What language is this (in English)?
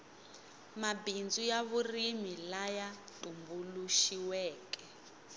Tsonga